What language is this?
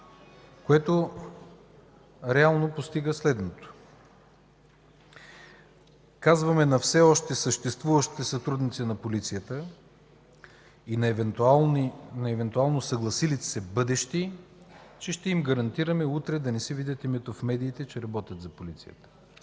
Bulgarian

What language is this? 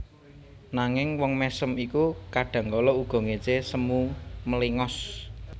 Javanese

